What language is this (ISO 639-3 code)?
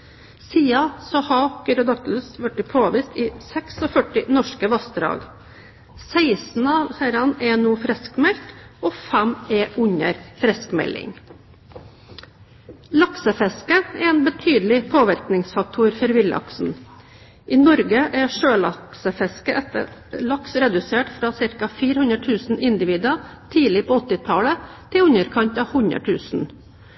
nob